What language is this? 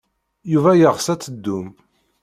Kabyle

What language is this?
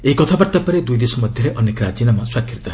Odia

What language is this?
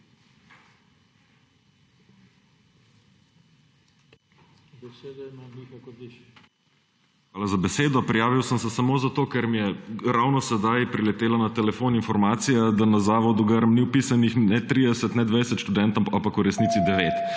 Slovenian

